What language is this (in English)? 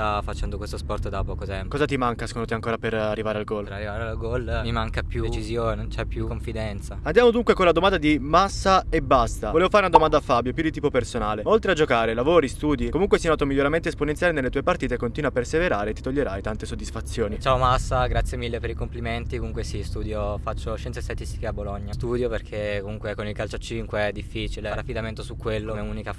Italian